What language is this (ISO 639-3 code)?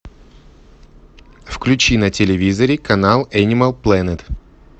rus